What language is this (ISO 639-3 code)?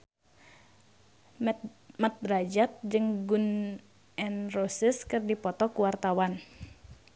sun